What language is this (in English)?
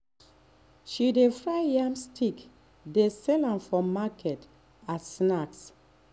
Nigerian Pidgin